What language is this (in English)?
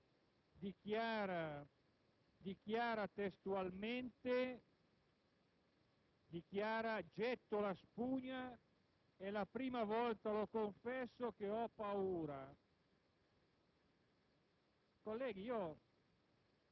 Italian